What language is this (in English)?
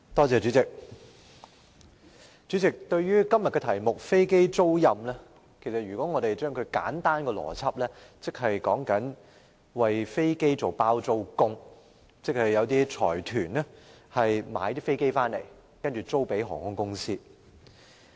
Cantonese